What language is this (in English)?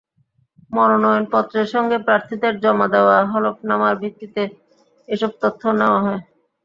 Bangla